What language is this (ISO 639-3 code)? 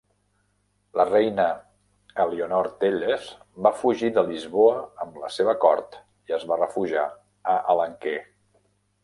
cat